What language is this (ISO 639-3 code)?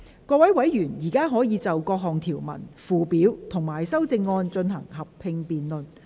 yue